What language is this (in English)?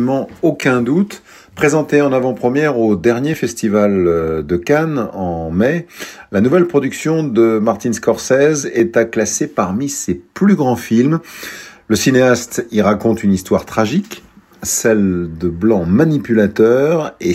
French